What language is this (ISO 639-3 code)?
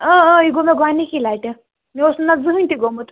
kas